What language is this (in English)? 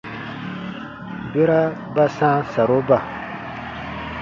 Baatonum